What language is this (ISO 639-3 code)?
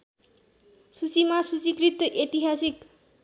nep